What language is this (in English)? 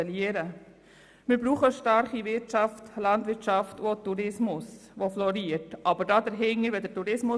Swiss German